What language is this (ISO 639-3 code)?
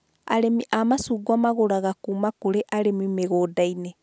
kik